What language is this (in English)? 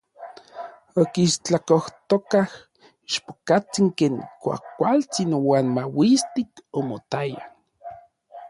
Orizaba Nahuatl